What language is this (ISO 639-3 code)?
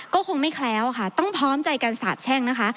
tha